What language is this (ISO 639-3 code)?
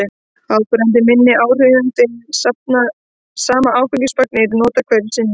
isl